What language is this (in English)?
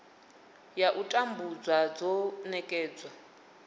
Venda